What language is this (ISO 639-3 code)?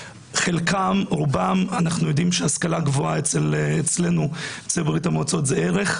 heb